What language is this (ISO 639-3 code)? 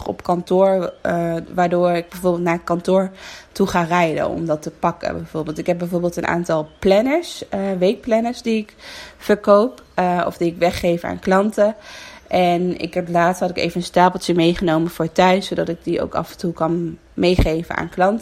nld